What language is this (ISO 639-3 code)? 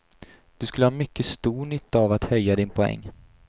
swe